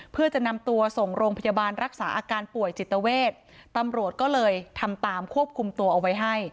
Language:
Thai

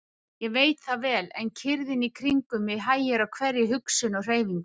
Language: Icelandic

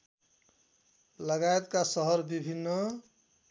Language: Nepali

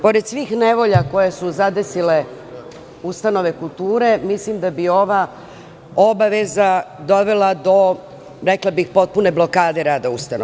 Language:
Serbian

